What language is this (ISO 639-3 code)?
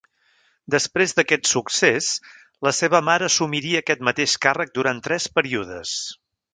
cat